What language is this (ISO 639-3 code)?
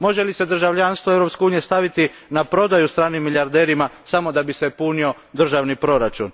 hrv